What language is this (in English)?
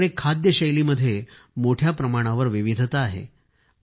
Marathi